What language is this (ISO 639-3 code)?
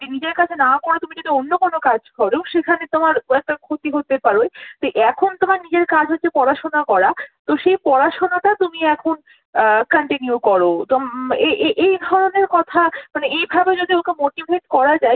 ben